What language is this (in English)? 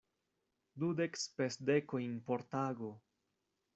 Esperanto